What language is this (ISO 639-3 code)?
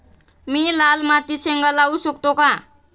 mar